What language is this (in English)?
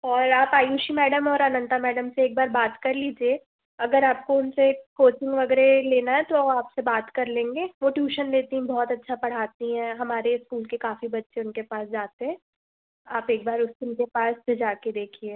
Hindi